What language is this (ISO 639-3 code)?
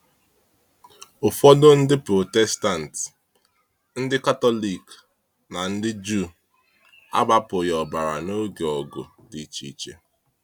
ibo